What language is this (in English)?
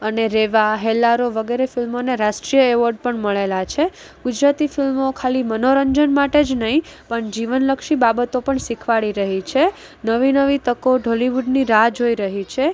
Gujarati